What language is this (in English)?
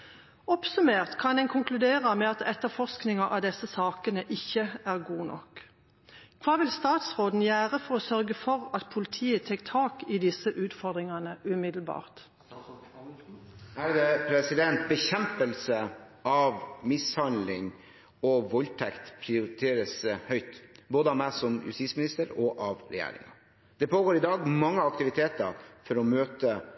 Norwegian